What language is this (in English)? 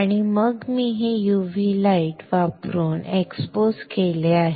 Marathi